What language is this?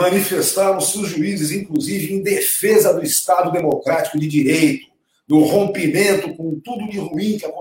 Portuguese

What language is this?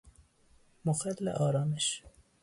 Persian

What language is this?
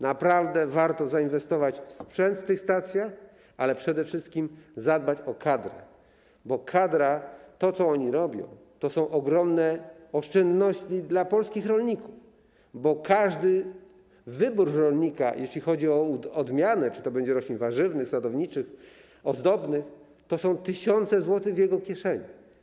Polish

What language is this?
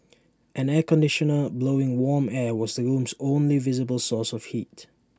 English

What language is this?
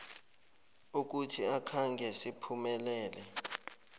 South Ndebele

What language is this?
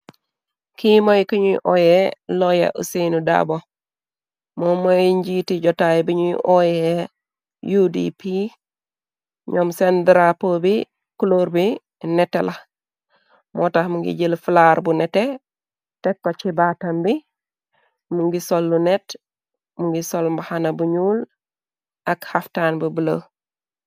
Wolof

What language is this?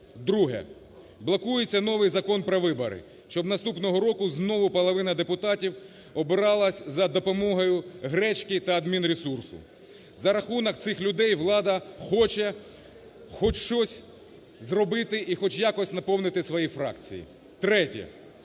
Ukrainian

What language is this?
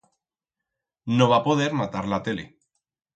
Aragonese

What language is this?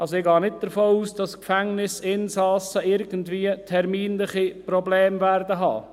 Swiss German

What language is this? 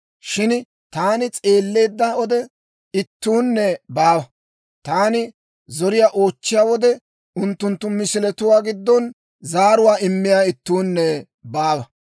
Dawro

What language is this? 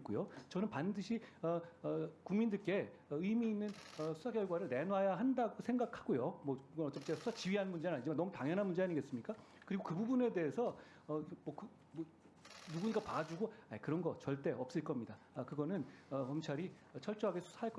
Korean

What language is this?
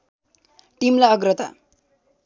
Nepali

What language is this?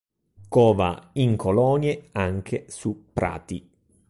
Italian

